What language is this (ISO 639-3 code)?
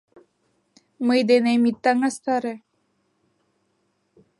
chm